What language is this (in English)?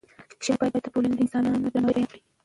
Pashto